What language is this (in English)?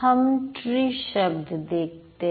Hindi